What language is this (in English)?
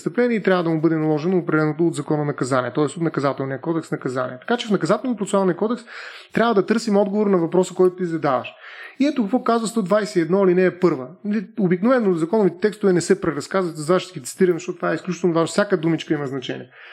Bulgarian